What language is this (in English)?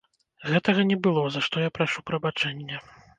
Belarusian